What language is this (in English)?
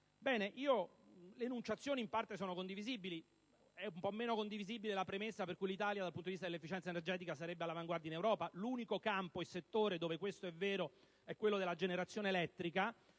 Italian